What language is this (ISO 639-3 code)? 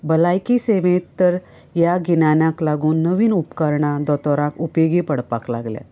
kok